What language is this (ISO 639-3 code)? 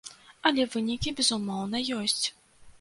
bel